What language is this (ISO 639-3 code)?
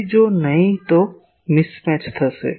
guj